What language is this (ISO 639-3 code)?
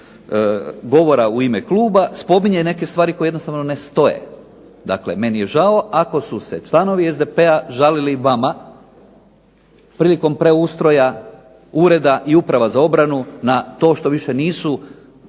hrv